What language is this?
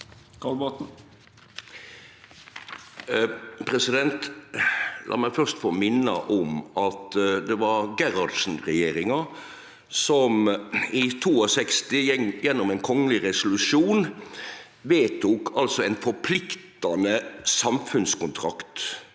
Norwegian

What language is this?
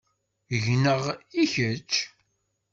Kabyle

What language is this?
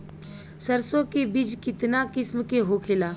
Bhojpuri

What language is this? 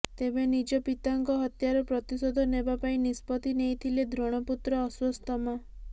Odia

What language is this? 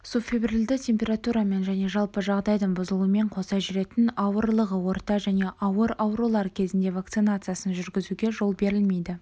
Kazakh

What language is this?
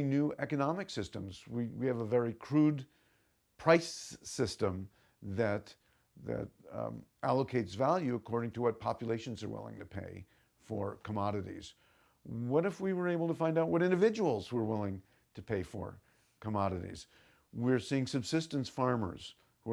English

